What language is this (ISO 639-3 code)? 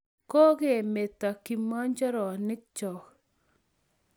kln